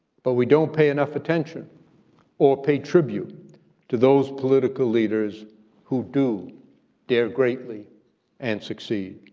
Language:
English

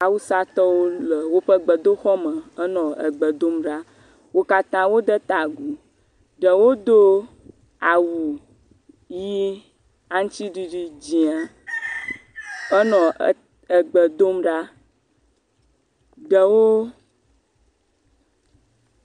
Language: Ewe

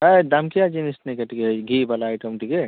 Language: Odia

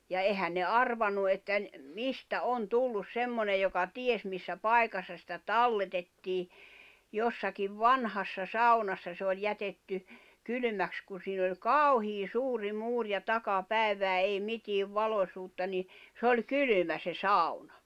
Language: Finnish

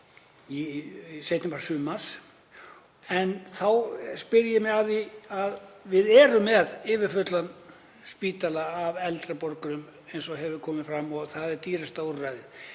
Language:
Icelandic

